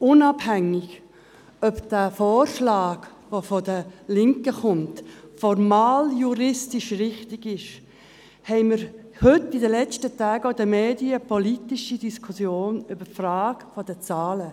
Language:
Swiss German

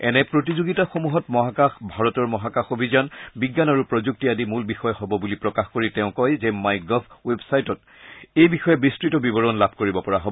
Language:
Assamese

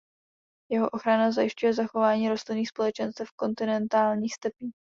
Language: Czech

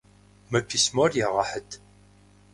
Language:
Kabardian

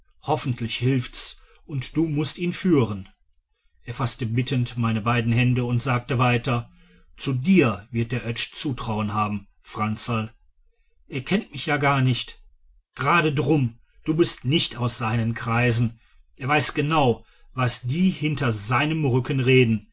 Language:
German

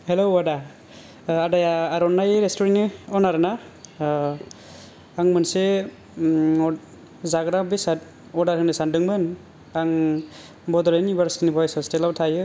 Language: Bodo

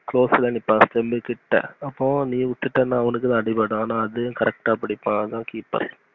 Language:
Tamil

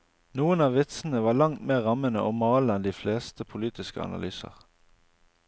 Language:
Norwegian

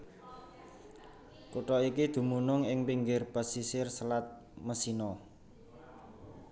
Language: Javanese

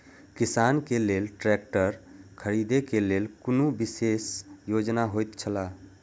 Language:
Maithili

